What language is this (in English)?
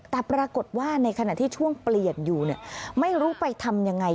Thai